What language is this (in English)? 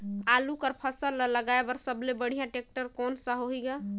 Chhattisgarhi